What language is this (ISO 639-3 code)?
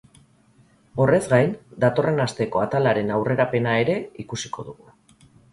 eus